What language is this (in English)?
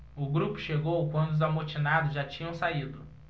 Portuguese